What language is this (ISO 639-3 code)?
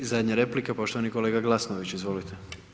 hrv